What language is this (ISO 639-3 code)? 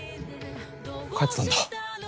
jpn